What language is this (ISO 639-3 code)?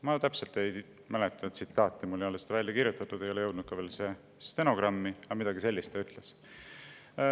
est